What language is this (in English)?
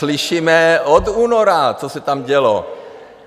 Czech